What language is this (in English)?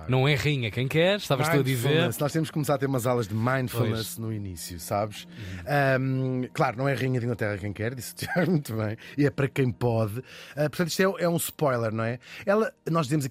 Portuguese